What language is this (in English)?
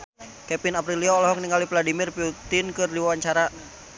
Sundanese